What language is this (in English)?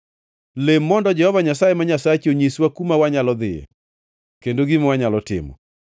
Luo (Kenya and Tanzania)